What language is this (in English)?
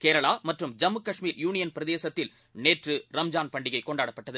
Tamil